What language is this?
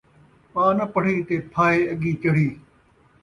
Saraiki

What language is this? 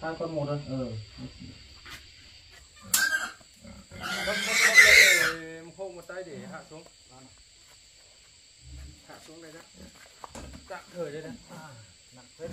Vietnamese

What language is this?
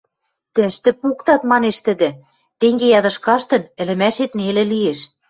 Western Mari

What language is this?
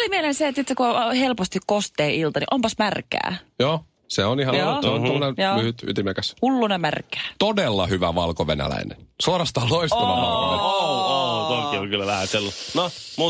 Finnish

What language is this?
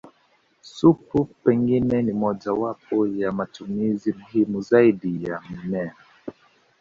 Swahili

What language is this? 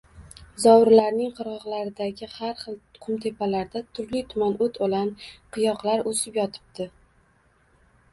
Uzbek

